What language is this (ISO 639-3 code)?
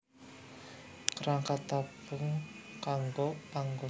jav